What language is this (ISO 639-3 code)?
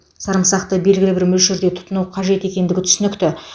kaz